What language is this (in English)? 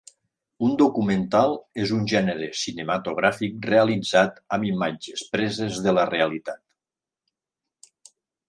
Catalan